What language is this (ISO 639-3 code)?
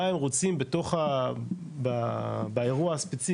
heb